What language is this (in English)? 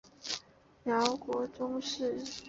Chinese